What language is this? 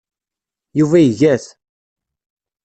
Kabyle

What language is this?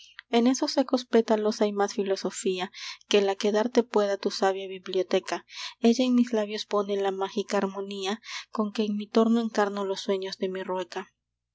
Spanish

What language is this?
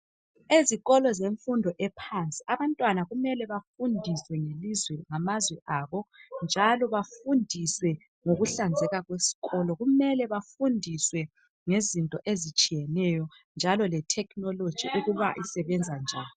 North Ndebele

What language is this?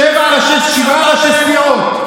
Hebrew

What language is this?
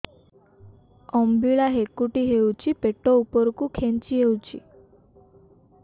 Odia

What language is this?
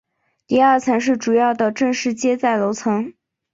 Chinese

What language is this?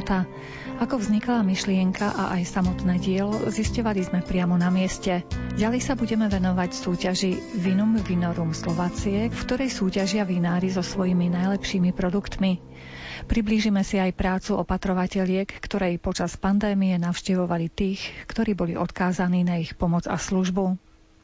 Slovak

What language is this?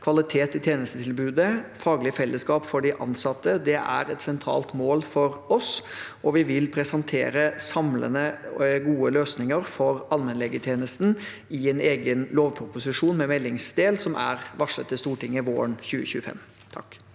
Norwegian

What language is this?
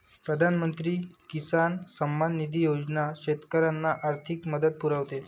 Marathi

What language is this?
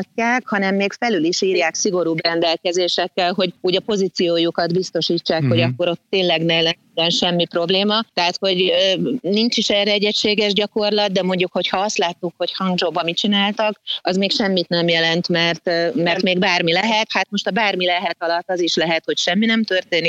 Hungarian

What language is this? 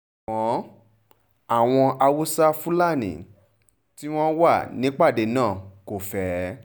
Yoruba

